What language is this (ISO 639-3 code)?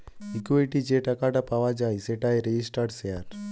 ben